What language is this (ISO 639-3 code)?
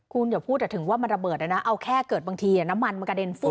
tha